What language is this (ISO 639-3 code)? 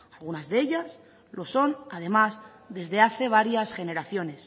spa